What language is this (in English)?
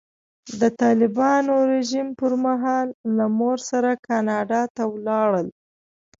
Pashto